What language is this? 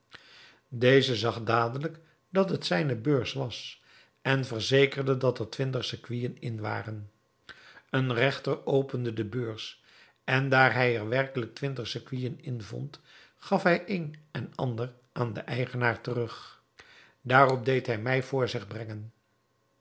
Dutch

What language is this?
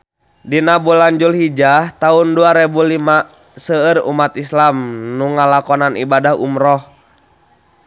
Sundanese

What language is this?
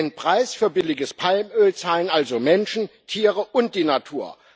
German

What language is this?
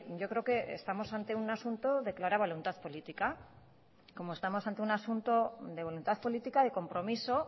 Spanish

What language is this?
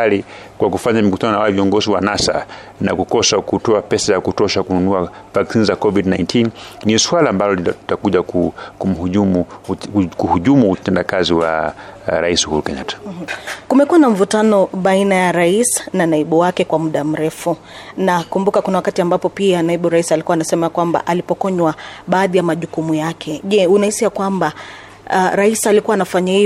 Swahili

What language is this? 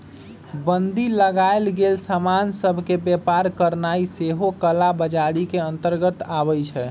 Magahi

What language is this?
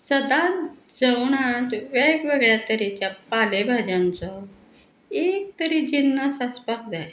Konkani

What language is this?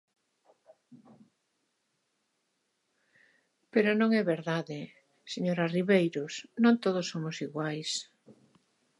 Galician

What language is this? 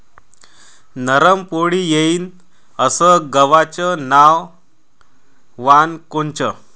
Marathi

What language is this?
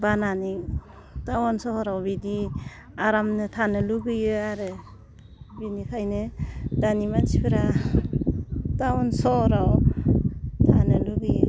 Bodo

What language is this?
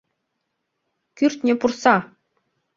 Mari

